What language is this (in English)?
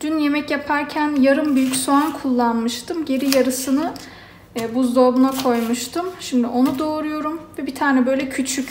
Turkish